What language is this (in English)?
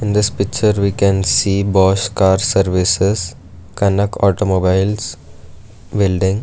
English